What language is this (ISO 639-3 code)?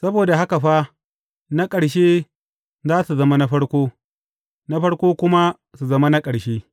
hau